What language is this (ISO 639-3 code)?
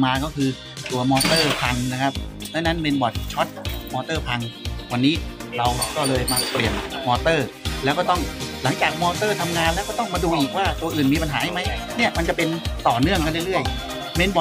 tha